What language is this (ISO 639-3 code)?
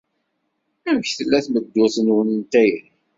kab